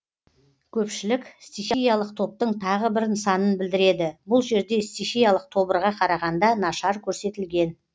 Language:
Kazakh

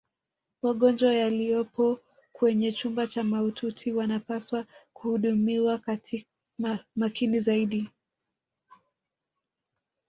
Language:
Swahili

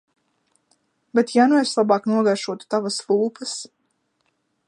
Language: Latvian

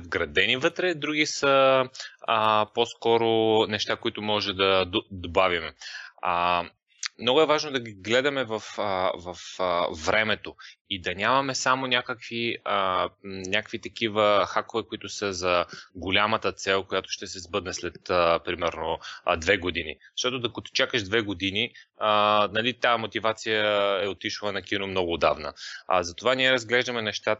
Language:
Bulgarian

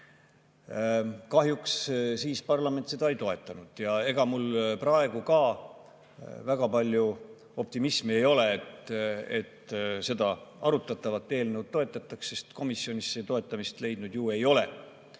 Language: Estonian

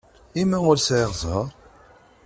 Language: Kabyle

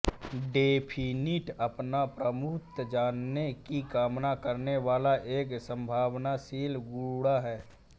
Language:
Hindi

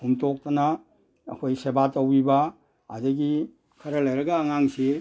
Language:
Manipuri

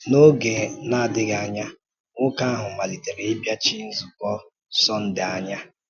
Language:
Igbo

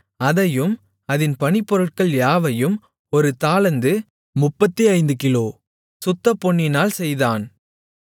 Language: Tamil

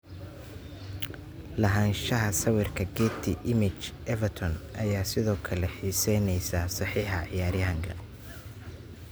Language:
Somali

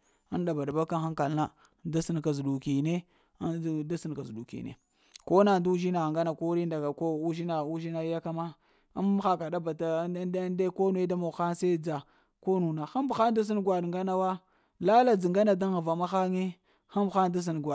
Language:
Lamang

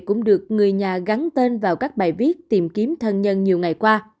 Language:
Vietnamese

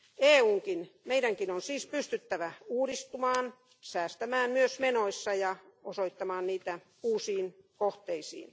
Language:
Finnish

